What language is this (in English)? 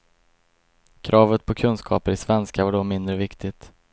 Swedish